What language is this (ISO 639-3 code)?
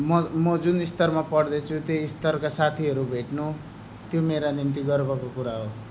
nep